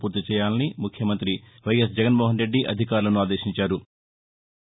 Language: Telugu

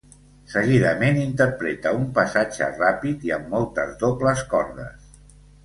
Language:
Catalan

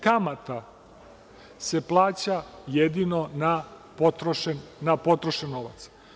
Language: Serbian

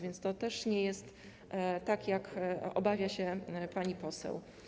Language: Polish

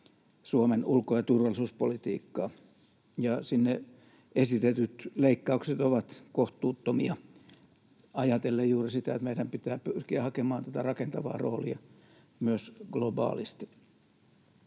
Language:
Finnish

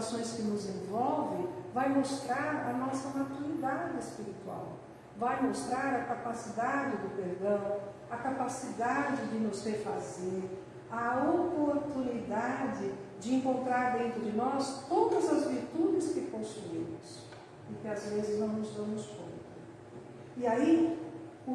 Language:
Portuguese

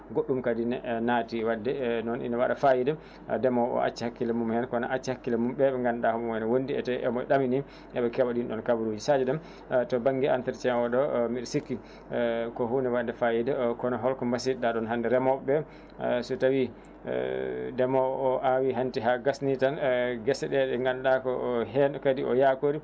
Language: Fula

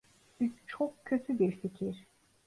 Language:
Turkish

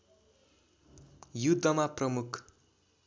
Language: Nepali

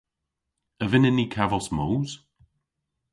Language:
Cornish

